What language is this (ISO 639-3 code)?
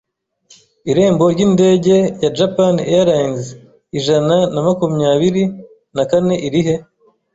kin